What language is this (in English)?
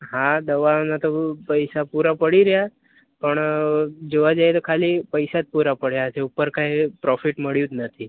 Gujarati